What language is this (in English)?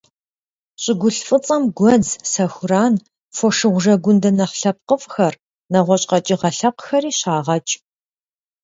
Kabardian